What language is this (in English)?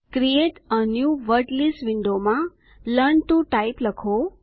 Gujarati